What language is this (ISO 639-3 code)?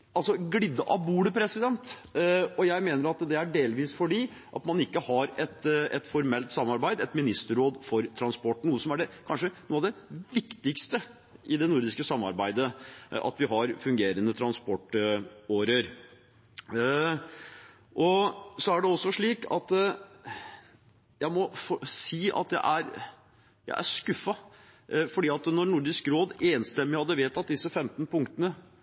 nob